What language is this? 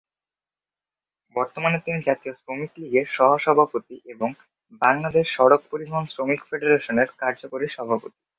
Bangla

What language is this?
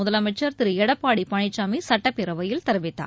Tamil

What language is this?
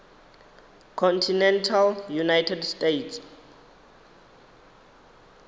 Venda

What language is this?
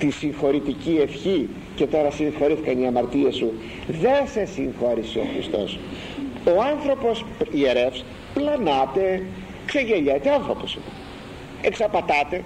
Greek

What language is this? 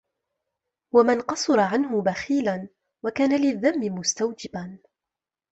Arabic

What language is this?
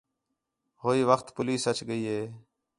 Khetrani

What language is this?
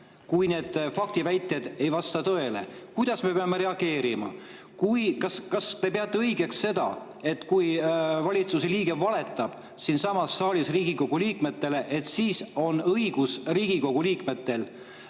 Estonian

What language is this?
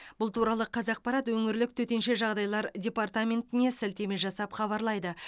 Kazakh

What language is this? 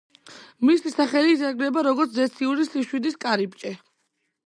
Georgian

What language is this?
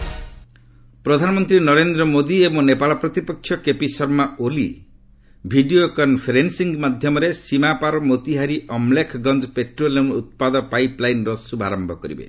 Odia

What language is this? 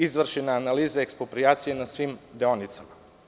Serbian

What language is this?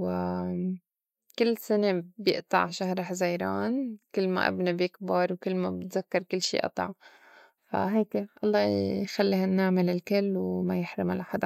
North Levantine Arabic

